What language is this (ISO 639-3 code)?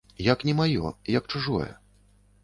bel